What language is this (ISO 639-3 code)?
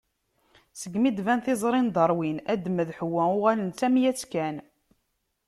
kab